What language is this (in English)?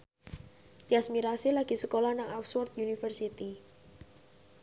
Javanese